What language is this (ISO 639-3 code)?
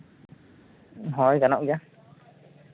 sat